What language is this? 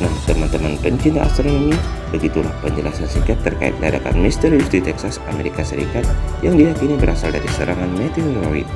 Indonesian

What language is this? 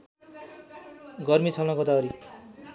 Nepali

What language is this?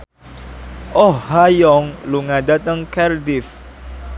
Javanese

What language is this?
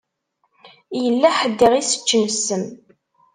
Kabyle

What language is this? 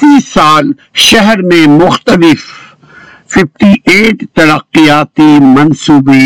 Urdu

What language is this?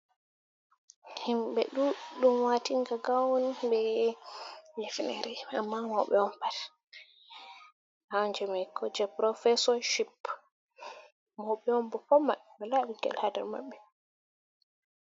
Fula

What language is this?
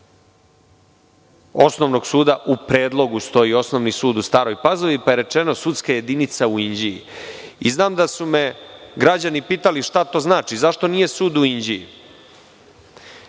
Serbian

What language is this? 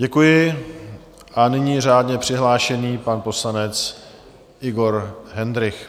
Czech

